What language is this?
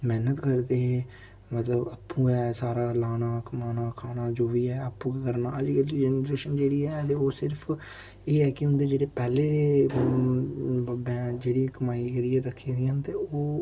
Dogri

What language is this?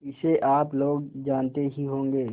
Hindi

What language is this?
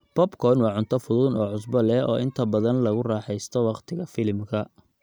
Somali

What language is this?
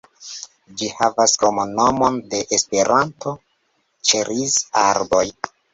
Esperanto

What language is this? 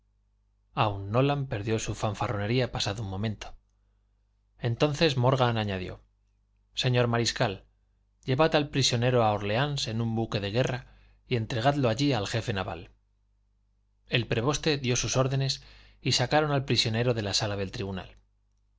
Spanish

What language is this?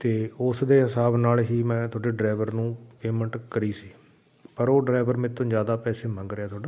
Punjabi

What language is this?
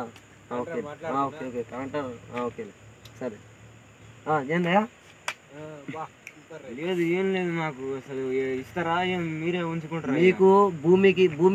Romanian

